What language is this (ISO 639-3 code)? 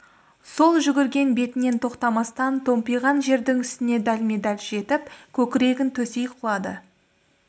kaz